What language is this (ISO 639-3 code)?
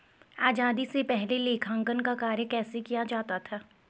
hin